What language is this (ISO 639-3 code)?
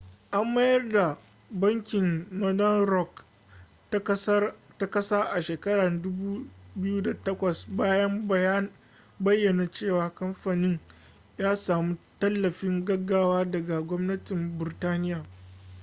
hau